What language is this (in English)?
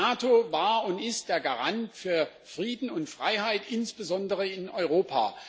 German